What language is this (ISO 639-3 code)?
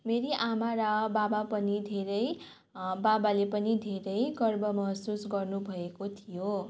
nep